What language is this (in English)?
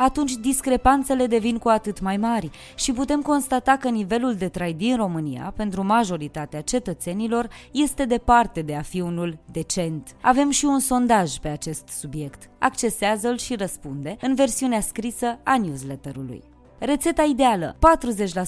Romanian